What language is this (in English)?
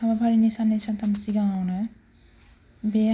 Bodo